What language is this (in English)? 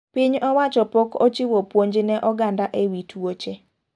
Luo (Kenya and Tanzania)